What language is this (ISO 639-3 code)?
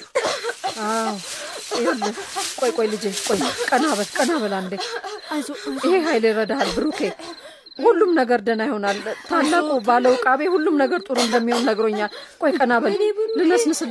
amh